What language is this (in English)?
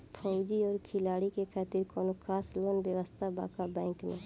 Bhojpuri